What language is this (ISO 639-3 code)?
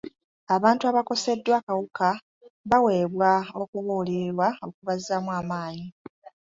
lug